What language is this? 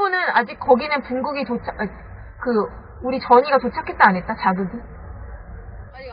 Korean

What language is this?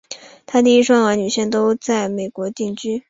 Chinese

